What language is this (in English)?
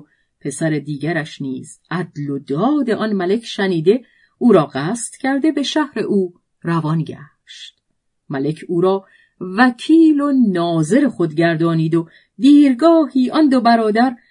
Persian